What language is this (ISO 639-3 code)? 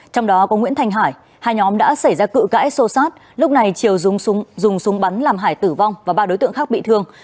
vie